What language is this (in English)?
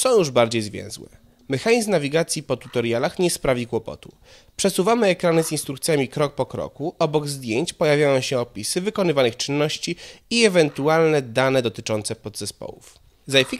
Polish